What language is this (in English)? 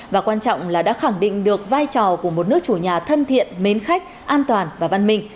Vietnamese